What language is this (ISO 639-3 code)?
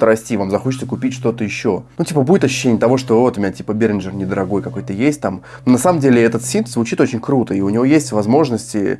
rus